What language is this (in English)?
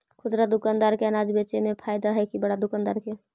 Magahi